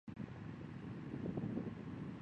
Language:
Chinese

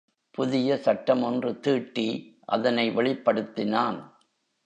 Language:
Tamil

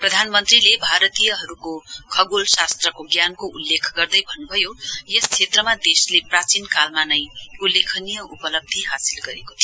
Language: Nepali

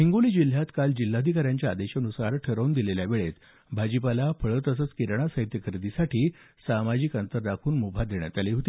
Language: Marathi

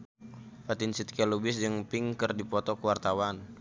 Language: Sundanese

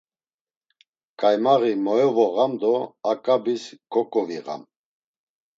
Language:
Laz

